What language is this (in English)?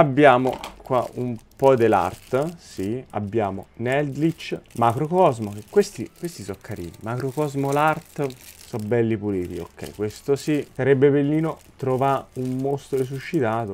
Italian